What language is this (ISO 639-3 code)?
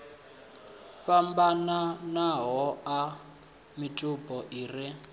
ven